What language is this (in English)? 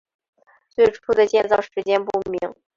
Chinese